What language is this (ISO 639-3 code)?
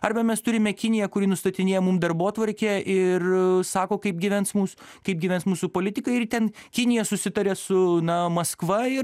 lit